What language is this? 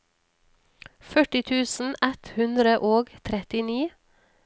Norwegian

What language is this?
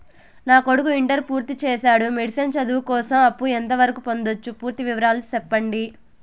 Telugu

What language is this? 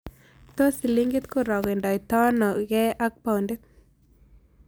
Kalenjin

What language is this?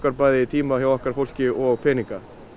Icelandic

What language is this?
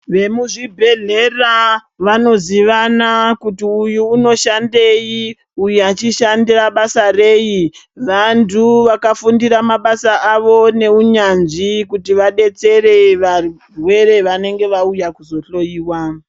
Ndau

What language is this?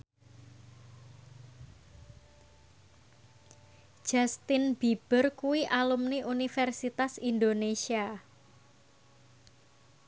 Javanese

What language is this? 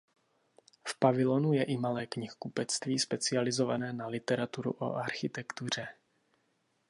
Czech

